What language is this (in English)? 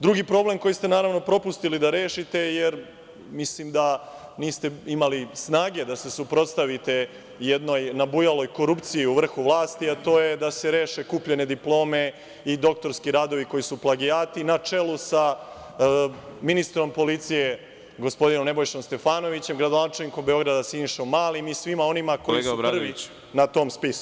Serbian